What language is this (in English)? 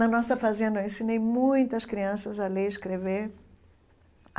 Portuguese